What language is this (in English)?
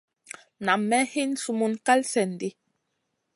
Masana